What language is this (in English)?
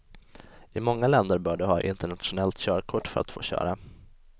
Swedish